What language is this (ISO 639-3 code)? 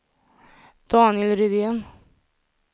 swe